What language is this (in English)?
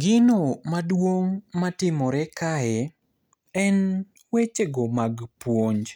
Luo (Kenya and Tanzania)